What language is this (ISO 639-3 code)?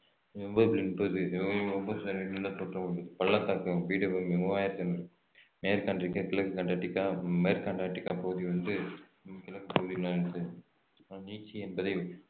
tam